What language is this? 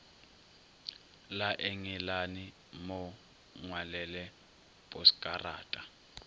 Northern Sotho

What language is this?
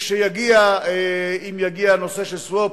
Hebrew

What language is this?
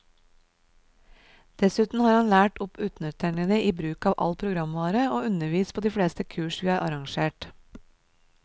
Norwegian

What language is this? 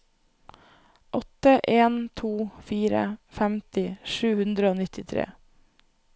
Norwegian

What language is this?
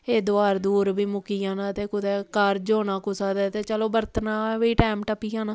Dogri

